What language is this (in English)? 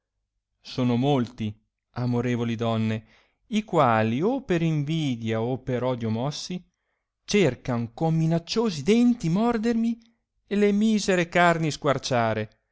Italian